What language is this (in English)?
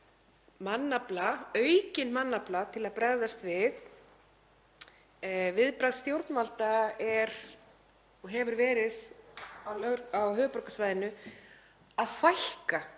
Icelandic